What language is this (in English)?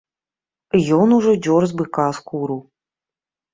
Belarusian